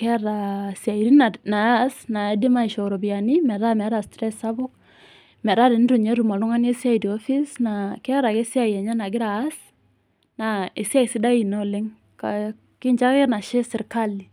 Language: Masai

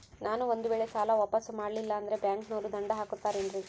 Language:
Kannada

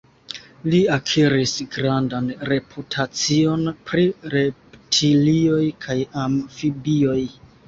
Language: Esperanto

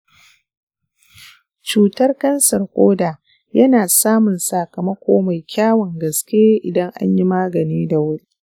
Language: Hausa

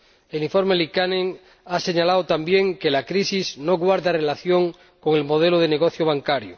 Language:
Spanish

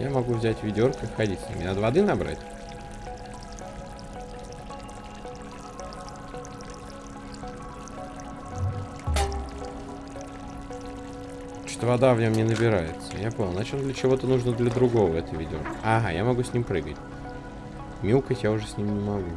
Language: Russian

